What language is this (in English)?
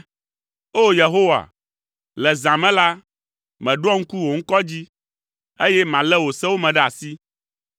Ewe